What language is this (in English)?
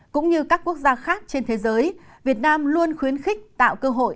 Vietnamese